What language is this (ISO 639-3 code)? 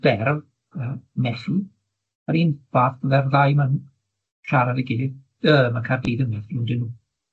cym